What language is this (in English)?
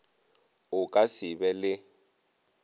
Northern Sotho